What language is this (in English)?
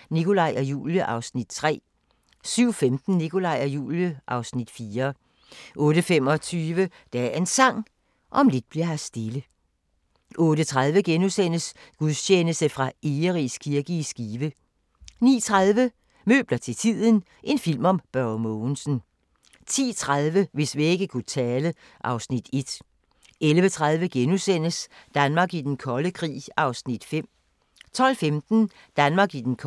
Danish